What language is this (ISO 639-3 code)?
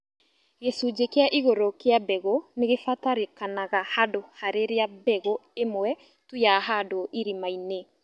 kik